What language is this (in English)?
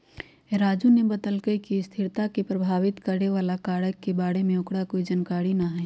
Magahi